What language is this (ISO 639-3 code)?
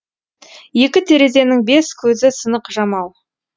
kaz